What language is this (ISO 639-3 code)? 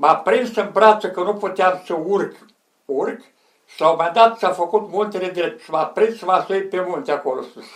ron